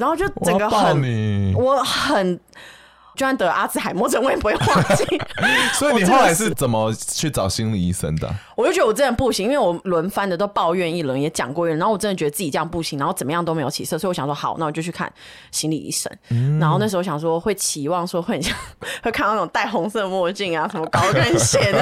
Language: Chinese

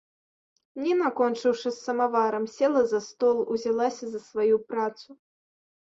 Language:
Belarusian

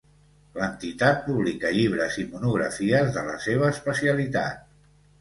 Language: Catalan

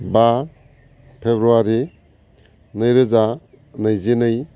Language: Bodo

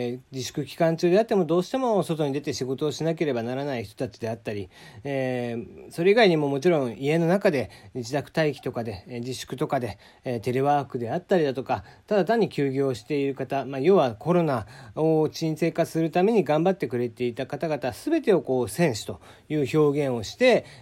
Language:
Japanese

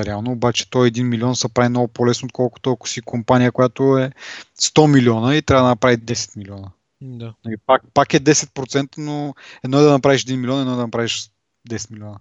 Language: Bulgarian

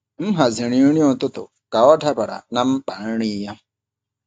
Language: Igbo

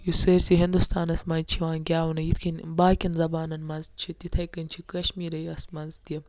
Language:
Kashmiri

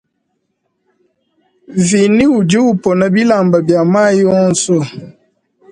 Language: Luba-Lulua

